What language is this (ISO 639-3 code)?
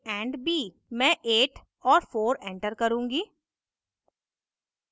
hin